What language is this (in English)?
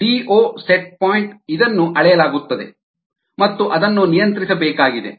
Kannada